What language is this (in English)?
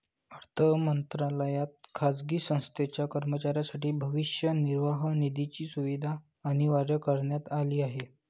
Marathi